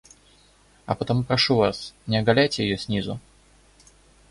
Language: Russian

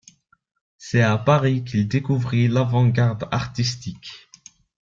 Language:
French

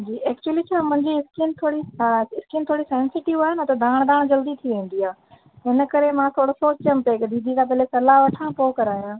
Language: Sindhi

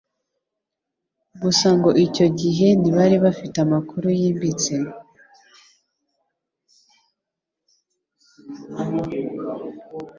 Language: Kinyarwanda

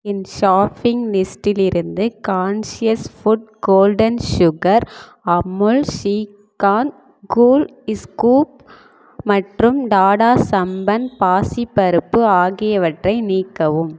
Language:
Tamil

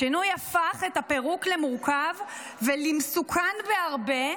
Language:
Hebrew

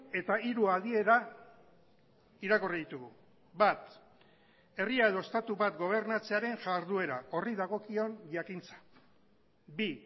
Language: Basque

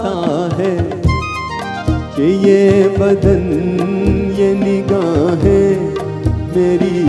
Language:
Hindi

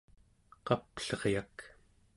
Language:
Central Yupik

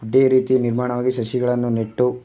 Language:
Kannada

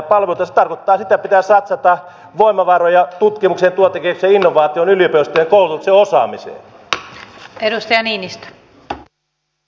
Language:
Finnish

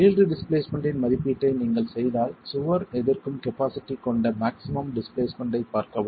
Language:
Tamil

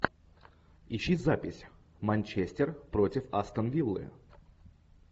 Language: Russian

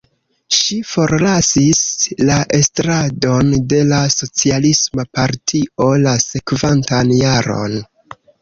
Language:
Esperanto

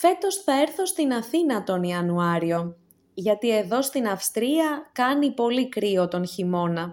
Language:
Greek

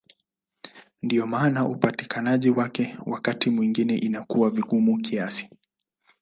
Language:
Swahili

